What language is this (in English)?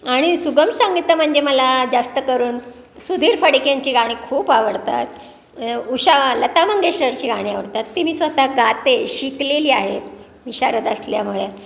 Marathi